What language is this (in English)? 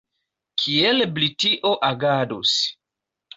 Esperanto